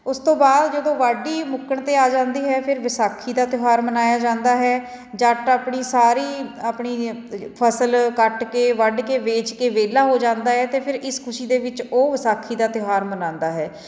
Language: Punjabi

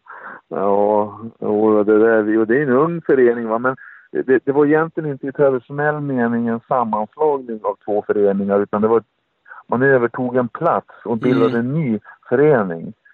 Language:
Swedish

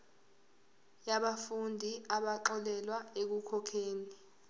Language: Zulu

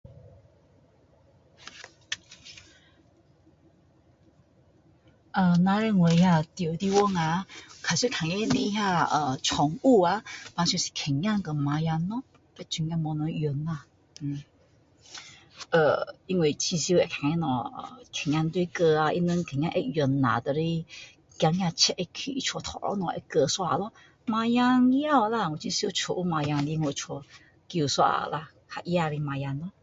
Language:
Min Dong Chinese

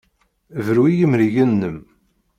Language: Kabyle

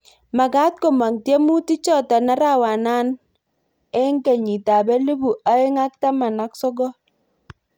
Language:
Kalenjin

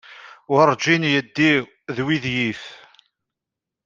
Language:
Kabyle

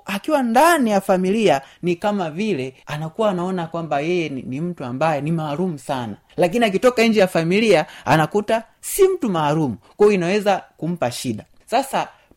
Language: Swahili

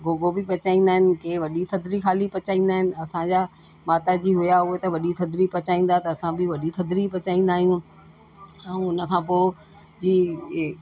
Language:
Sindhi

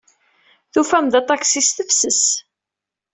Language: Kabyle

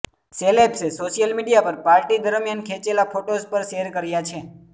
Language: Gujarati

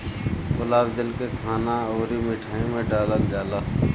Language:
Bhojpuri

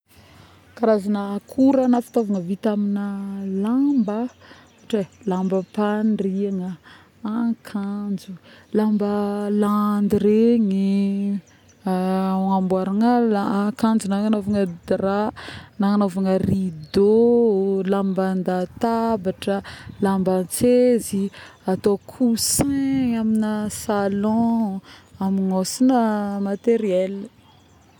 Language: Northern Betsimisaraka Malagasy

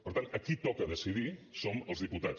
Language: Catalan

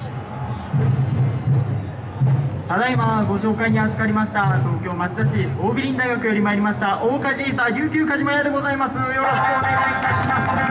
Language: Japanese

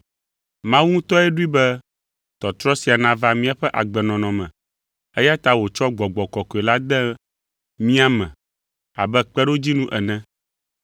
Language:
Ewe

